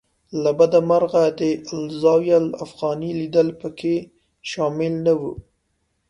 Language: Pashto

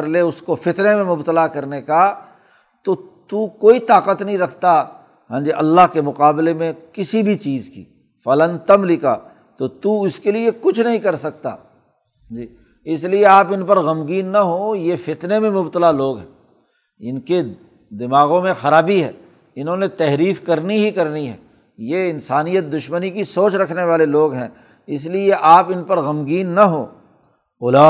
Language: Urdu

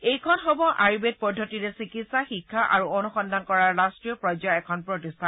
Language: Assamese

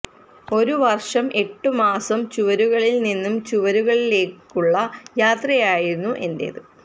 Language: Malayalam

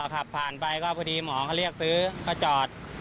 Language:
Thai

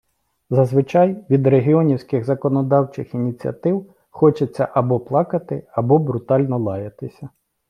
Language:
Ukrainian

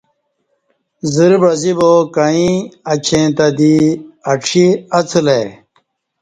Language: Kati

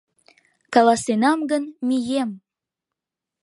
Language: Mari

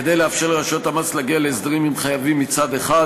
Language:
Hebrew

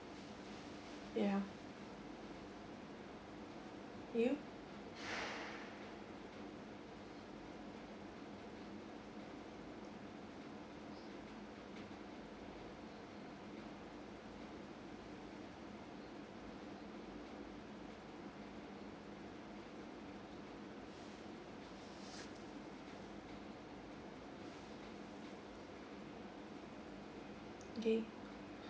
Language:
English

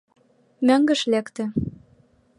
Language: Mari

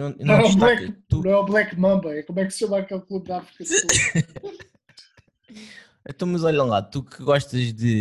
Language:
Portuguese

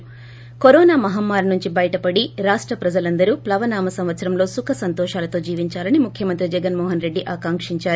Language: Telugu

